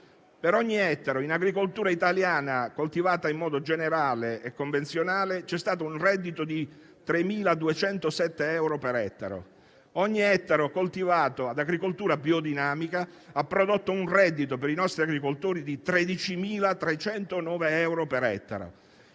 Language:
Italian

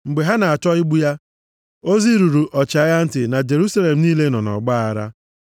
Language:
Igbo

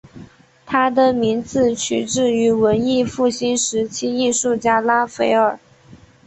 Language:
Chinese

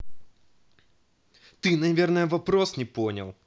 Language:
Russian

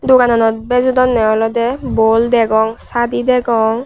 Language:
Chakma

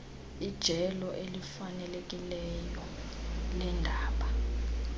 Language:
Xhosa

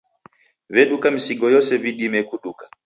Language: Taita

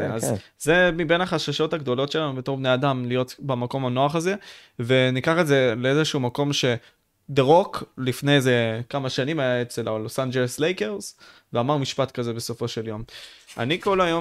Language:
Hebrew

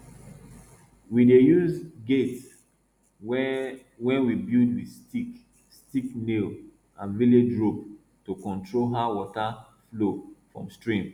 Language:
Nigerian Pidgin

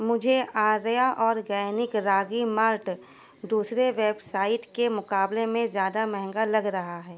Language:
Urdu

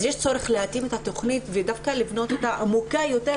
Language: Hebrew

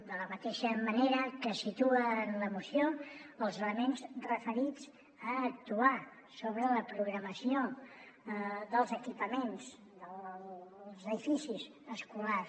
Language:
Catalan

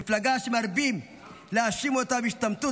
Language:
Hebrew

